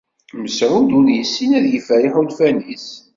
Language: Kabyle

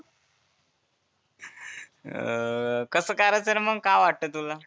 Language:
Marathi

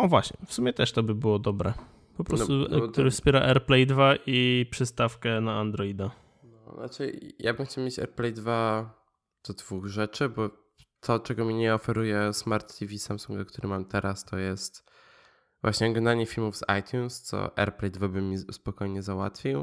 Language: Polish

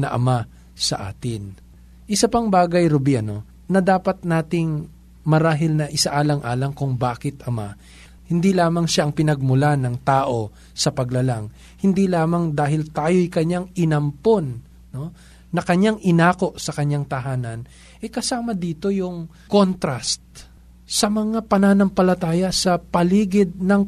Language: Filipino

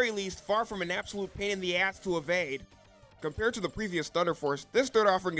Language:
English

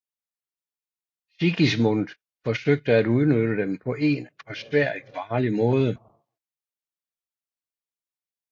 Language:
Danish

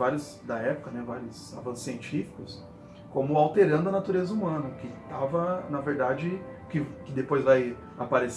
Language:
Portuguese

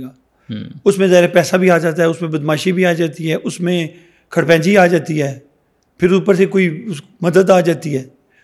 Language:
Urdu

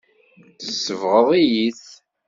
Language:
Kabyle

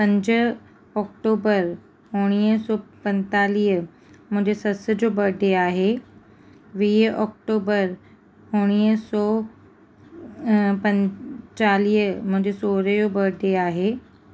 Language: Sindhi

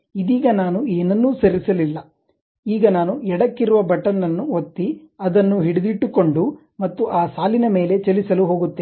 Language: Kannada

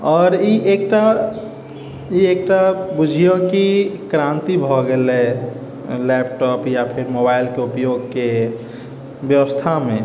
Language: Maithili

